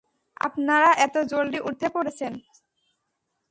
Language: Bangla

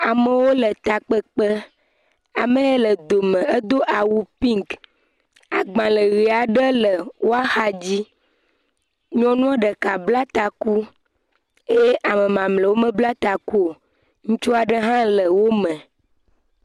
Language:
Ewe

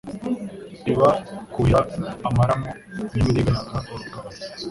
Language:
Kinyarwanda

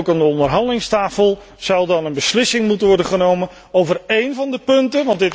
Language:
Dutch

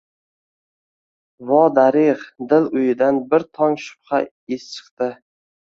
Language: Uzbek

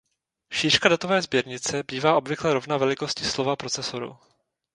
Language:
Czech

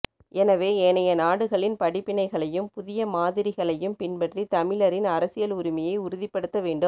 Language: Tamil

